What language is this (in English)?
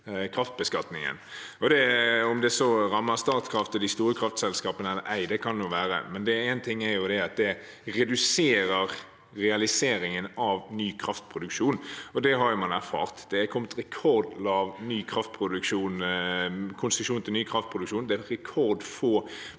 Norwegian